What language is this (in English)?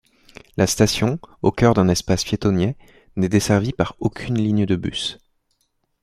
French